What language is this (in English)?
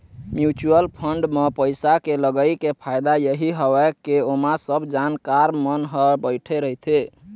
Chhattisgarhi